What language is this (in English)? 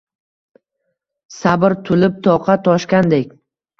Uzbek